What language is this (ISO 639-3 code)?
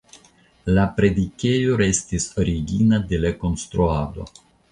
epo